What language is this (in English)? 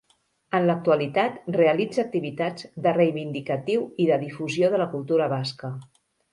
Catalan